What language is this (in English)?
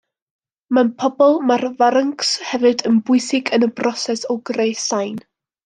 Welsh